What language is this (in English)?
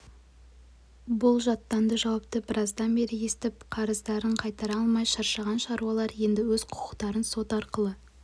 Kazakh